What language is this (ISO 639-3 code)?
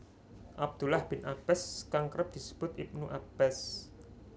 jav